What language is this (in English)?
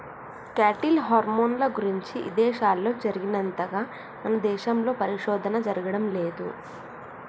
Telugu